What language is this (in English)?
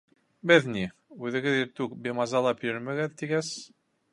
Bashkir